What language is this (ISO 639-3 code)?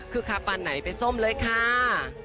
tha